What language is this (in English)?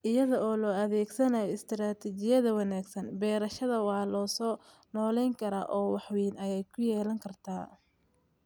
Somali